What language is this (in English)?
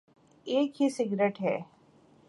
Urdu